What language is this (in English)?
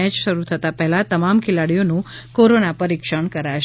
Gujarati